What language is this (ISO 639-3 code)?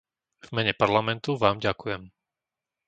slk